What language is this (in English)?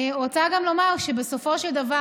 Hebrew